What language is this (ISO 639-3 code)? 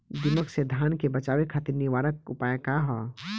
bho